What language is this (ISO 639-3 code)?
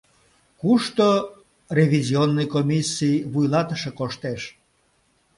chm